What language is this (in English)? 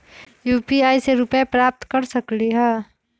Magahi